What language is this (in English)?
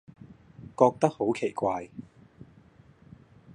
Cantonese